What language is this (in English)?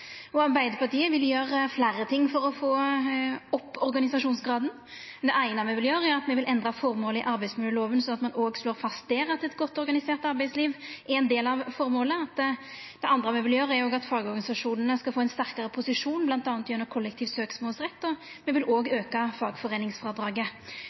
Norwegian Nynorsk